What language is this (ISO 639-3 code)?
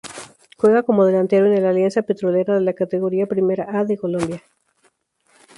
spa